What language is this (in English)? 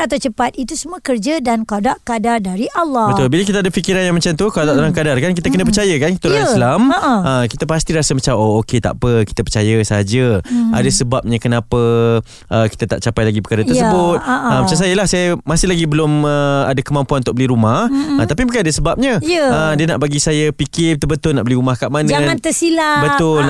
Malay